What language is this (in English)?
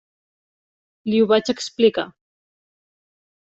Catalan